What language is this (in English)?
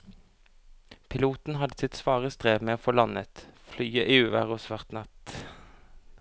Norwegian